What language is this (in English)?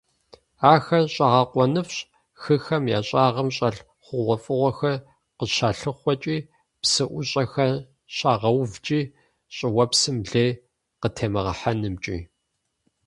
Kabardian